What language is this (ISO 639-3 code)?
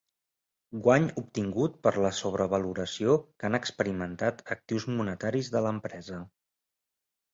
cat